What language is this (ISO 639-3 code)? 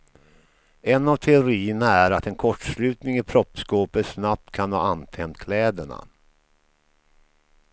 swe